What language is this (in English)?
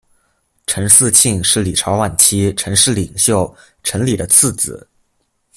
Chinese